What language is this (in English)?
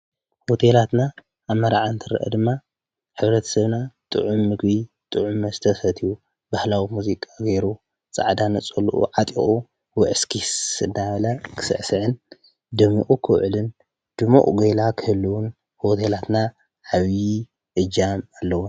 Tigrinya